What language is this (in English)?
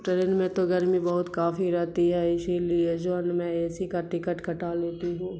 Urdu